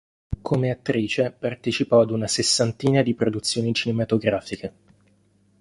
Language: Italian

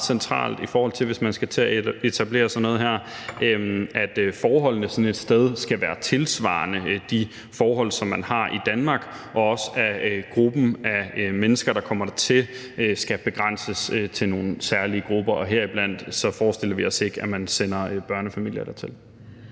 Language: Danish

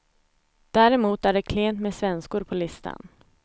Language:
Swedish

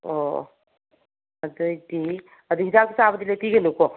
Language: Manipuri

